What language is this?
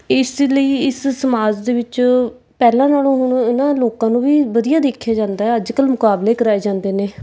Punjabi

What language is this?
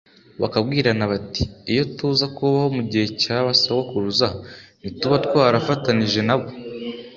Kinyarwanda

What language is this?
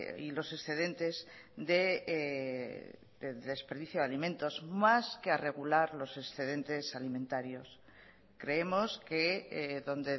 Spanish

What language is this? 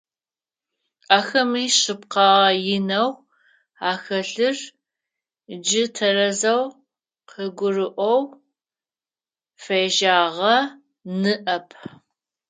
Adyghe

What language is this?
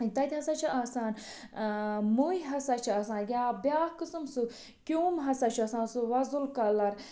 Kashmiri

